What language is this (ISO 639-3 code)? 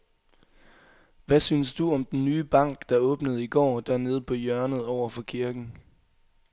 dan